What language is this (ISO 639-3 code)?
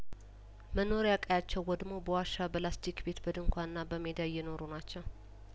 amh